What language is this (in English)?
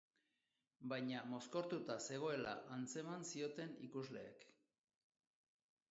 Basque